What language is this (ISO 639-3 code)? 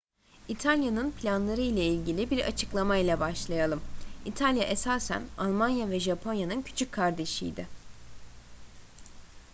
tur